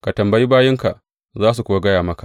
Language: Hausa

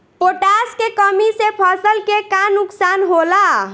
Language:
Bhojpuri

